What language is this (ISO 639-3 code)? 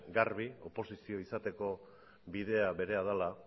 eus